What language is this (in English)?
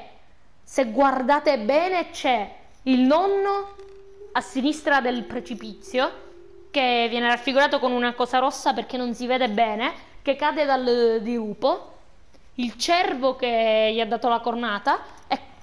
Italian